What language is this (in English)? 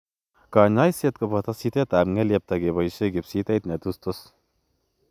Kalenjin